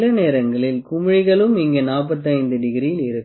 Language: Tamil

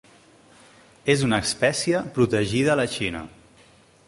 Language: Catalan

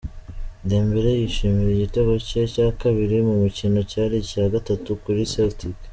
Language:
Kinyarwanda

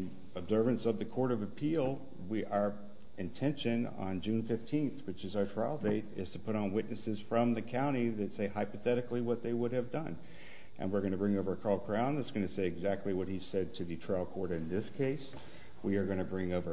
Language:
English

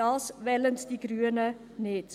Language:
Swiss German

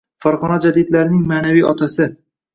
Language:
Uzbek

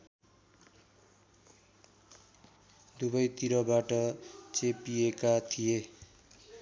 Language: Nepali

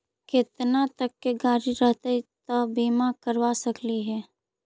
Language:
Magahi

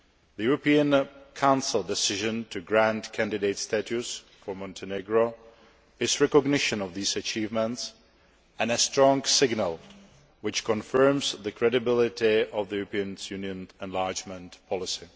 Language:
English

